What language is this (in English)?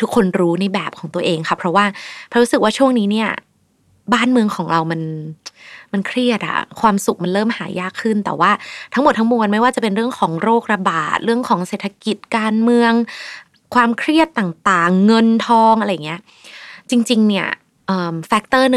Thai